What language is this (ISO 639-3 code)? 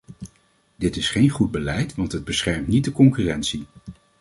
nld